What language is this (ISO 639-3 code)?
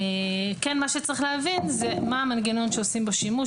heb